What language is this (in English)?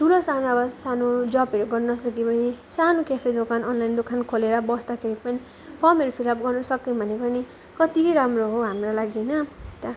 Nepali